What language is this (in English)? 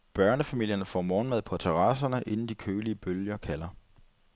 Danish